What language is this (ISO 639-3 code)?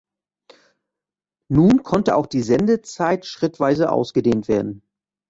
deu